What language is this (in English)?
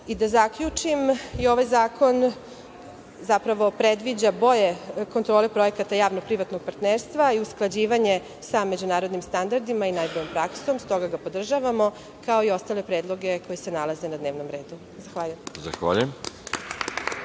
Serbian